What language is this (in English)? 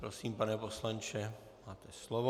Czech